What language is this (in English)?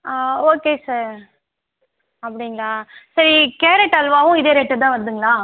Tamil